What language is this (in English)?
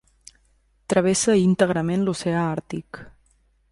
Catalan